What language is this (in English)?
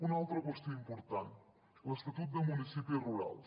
Catalan